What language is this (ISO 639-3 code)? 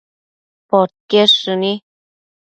mcf